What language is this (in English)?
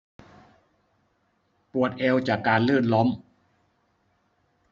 Thai